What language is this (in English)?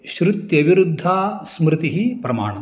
Sanskrit